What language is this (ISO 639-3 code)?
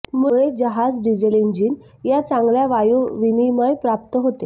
mar